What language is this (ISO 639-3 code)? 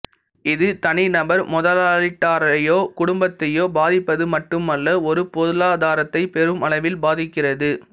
tam